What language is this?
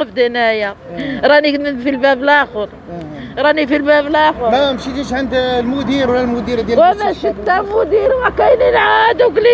Arabic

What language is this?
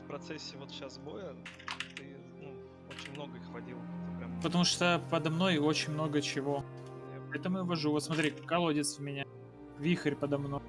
Russian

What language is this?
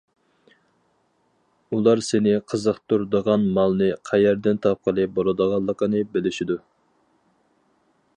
Uyghur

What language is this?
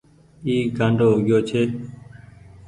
Goaria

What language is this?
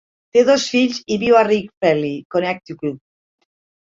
Catalan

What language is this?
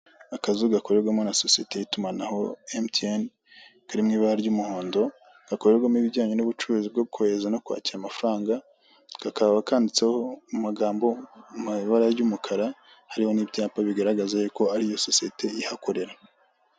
Kinyarwanda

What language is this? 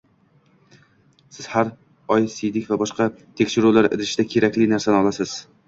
Uzbek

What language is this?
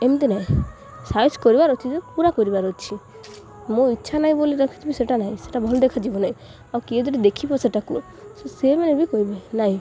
Odia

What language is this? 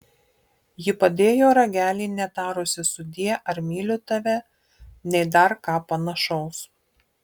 Lithuanian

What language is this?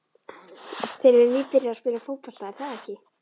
Icelandic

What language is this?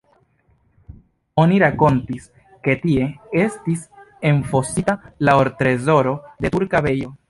Esperanto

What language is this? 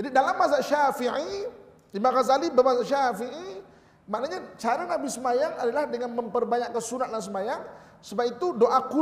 Malay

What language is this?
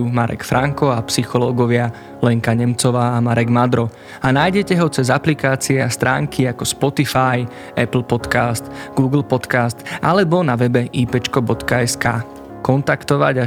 Slovak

